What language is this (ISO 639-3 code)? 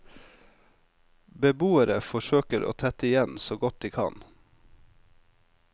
nor